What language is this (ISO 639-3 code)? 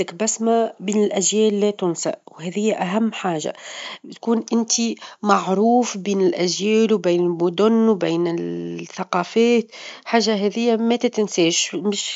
aeb